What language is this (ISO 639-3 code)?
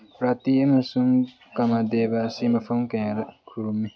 mni